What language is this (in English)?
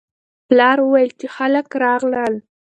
Pashto